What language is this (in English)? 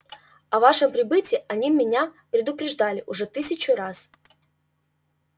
Russian